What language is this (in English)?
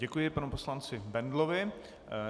Czech